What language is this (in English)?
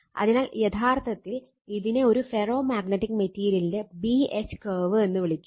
Malayalam